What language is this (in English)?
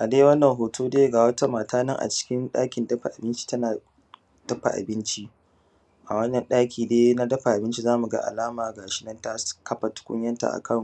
Hausa